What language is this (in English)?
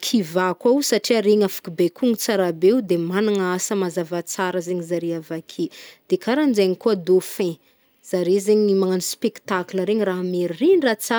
Northern Betsimisaraka Malagasy